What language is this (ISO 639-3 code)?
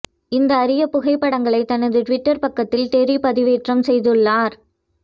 tam